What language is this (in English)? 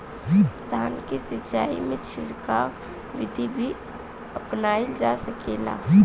Bhojpuri